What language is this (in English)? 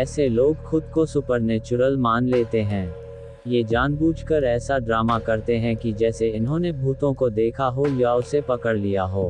Hindi